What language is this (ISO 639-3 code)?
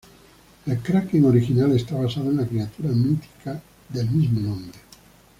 spa